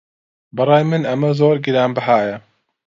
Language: Central Kurdish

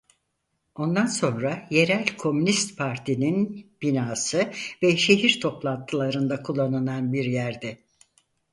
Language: Turkish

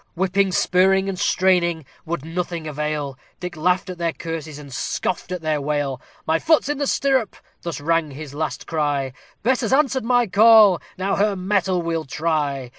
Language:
English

